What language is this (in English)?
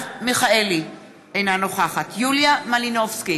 Hebrew